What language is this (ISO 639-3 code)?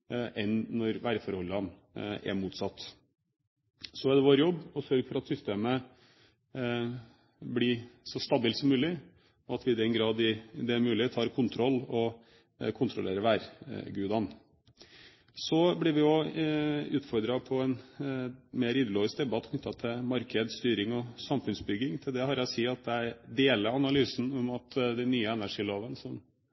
nob